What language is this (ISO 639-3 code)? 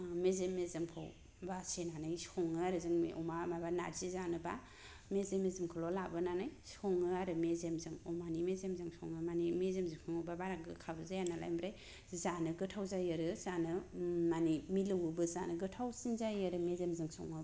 brx